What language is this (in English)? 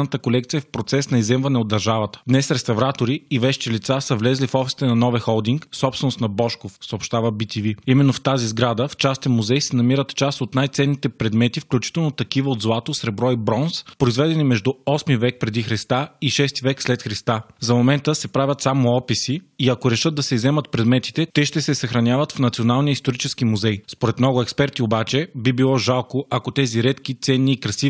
Bulgarian